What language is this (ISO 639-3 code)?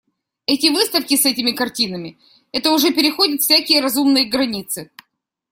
rus